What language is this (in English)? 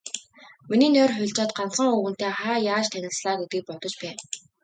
Mongolian